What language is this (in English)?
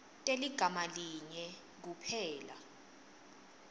Swati